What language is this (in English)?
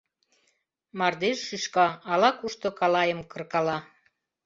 Mari